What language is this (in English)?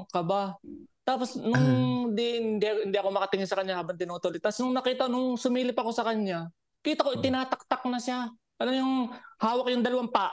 Filipino